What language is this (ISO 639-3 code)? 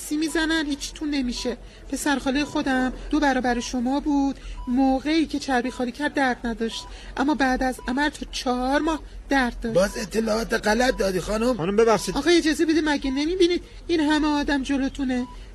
fas